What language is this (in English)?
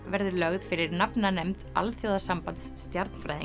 Icelandic